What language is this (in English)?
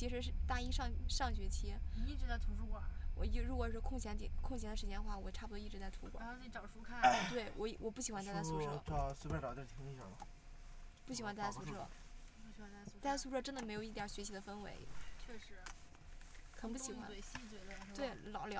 Chinese